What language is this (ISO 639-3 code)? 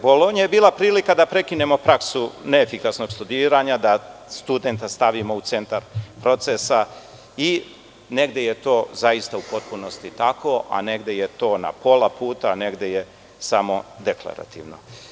srp